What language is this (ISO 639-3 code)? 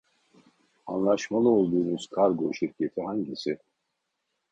tur